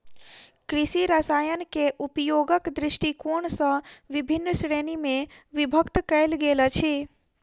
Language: Maithili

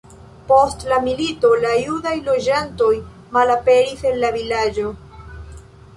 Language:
Esperanto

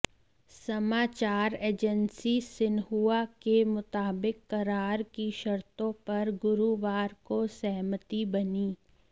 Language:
Hindi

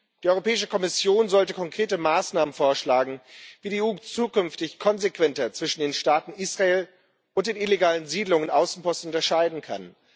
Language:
German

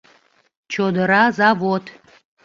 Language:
Mari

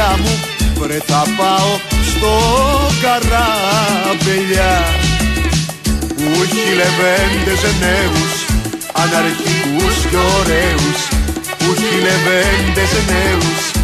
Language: Greek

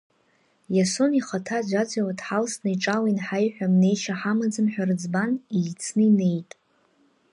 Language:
Abkhazian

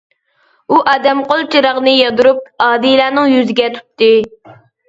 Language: Uyghur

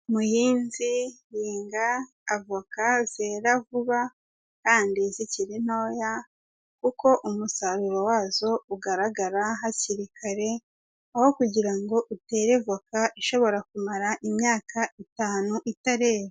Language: Kinyarwanda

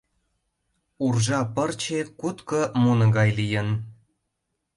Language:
Mari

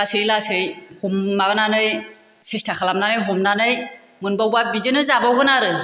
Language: Bodo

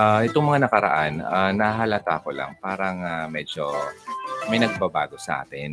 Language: Filipino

